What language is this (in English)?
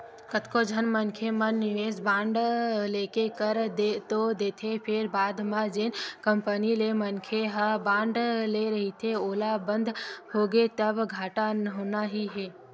Chhattisgarhi